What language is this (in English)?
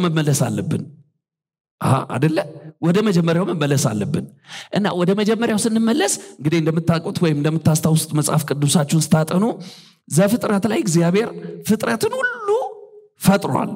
Arabic